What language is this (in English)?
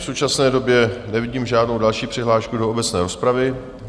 Czech